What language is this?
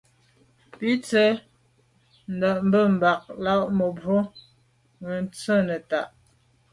Medumba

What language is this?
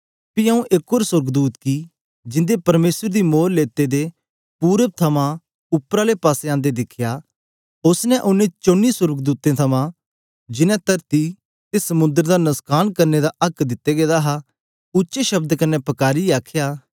Dogri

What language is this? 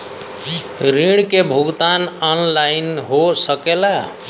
Bhojpuri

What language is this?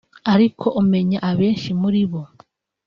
Kinyarwanda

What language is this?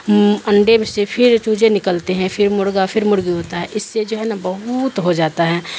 Urdu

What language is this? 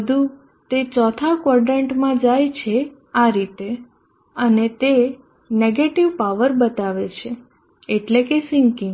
Gujarati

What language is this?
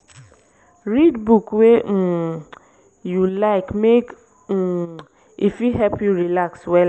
Nigerian Pidgin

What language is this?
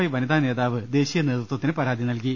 Malayalam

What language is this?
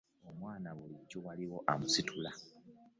Ganda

